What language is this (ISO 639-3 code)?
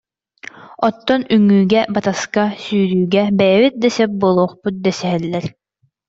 sah